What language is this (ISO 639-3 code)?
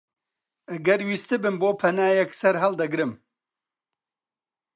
ckb